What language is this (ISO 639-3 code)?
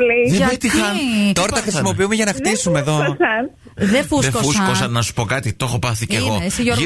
ell